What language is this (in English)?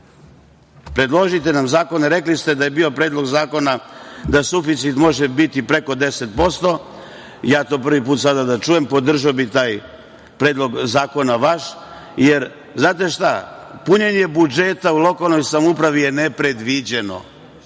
Serbian